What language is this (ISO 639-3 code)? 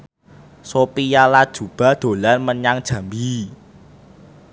jav